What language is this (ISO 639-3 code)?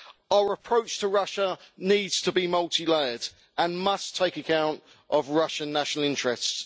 eng